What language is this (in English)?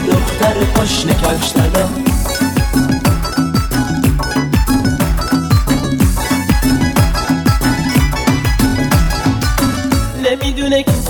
Persian